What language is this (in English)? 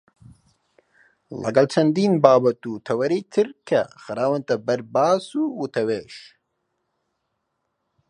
Central Kurdish